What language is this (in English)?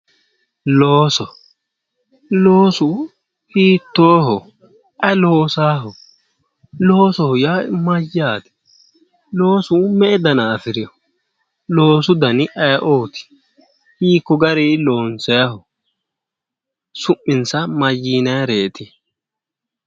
Sidamo